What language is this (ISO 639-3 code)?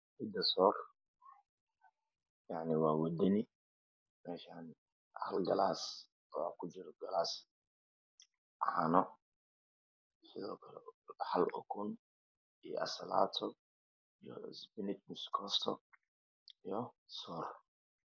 som